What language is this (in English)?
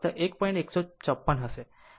Gujarati